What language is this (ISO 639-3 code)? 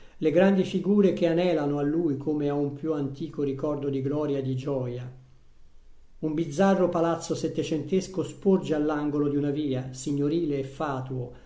ita